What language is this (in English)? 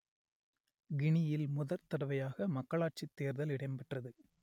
Tamil